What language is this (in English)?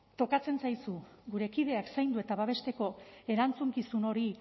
Basque